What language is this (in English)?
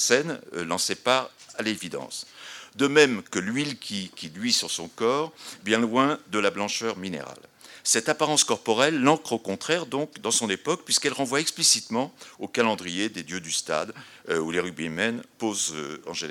French